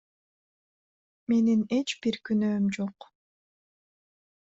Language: Kyrgyz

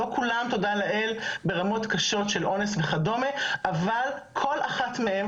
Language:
Hebrew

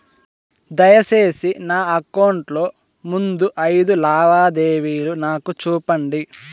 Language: Telugu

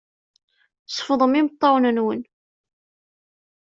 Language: Kabyle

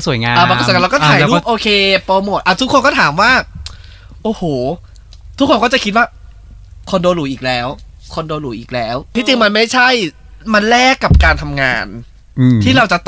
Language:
Thai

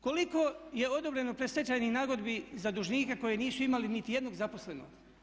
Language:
Croatian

